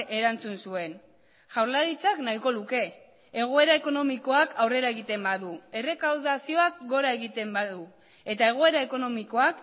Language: Basque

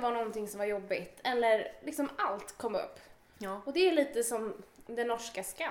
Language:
Swedish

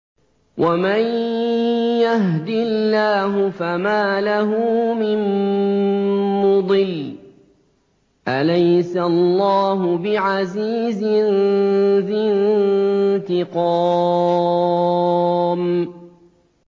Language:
Arabic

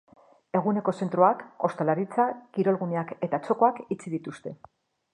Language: Basque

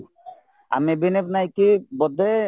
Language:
Odia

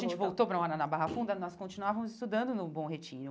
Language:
Portuguese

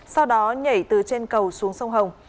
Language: Vietnamese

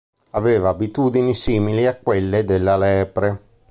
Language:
Italian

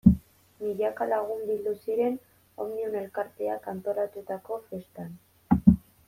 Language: Basque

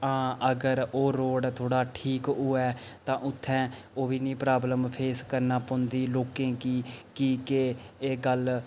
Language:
Dogri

